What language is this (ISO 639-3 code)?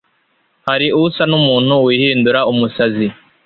kin